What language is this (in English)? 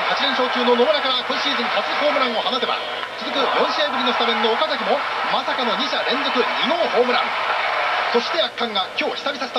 Japanese